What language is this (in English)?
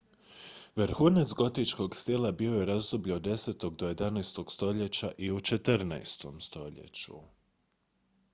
Croatian